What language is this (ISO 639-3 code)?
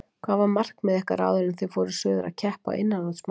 isl